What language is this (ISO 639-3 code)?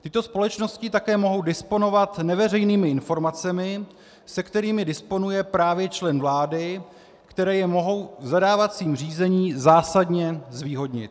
ces